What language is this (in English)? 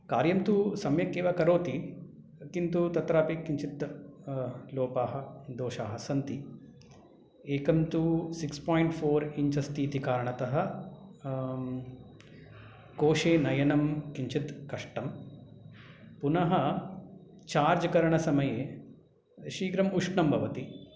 Sanskrit